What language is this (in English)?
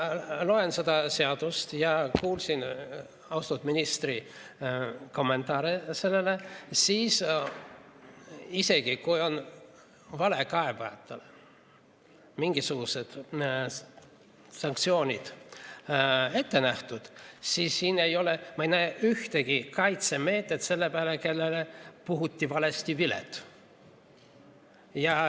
Estonian